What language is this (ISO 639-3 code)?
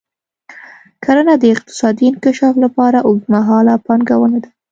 pus